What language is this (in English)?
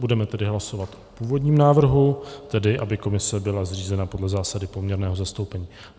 Czech